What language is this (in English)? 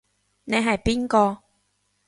Cantonese